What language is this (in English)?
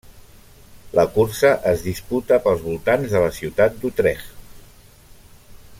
Catalan